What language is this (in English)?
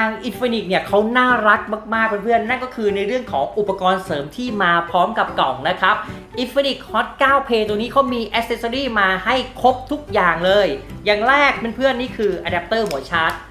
Thai